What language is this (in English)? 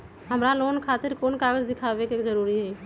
Magahi